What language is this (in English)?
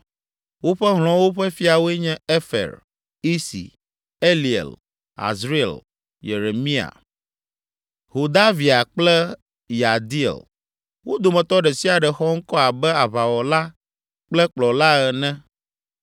Ewe